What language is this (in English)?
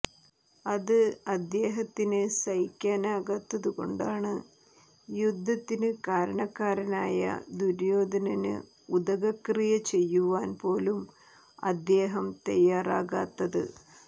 Malayalam